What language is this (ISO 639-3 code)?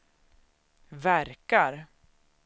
swe